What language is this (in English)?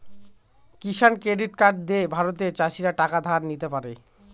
Bangla